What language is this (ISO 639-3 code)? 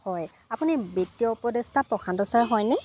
asm